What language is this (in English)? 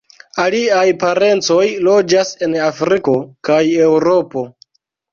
Esperanto